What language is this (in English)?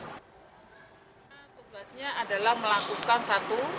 Indonesian